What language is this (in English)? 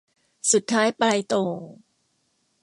Thai